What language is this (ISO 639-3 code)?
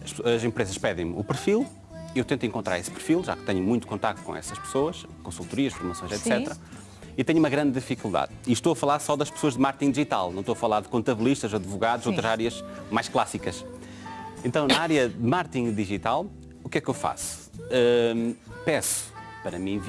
por